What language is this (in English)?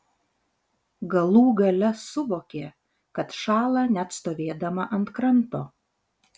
Lithuanian